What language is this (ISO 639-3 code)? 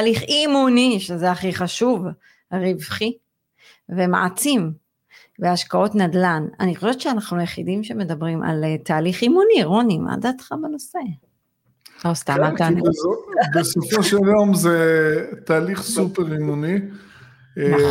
heb